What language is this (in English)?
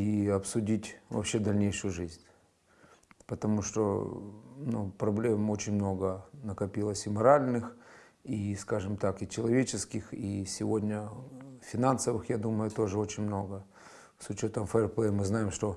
Russian